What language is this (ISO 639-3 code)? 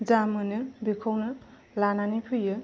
brx